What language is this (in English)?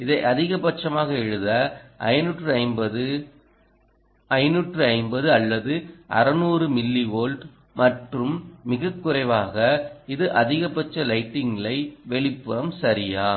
Tamil